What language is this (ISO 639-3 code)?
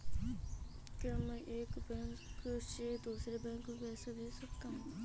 hin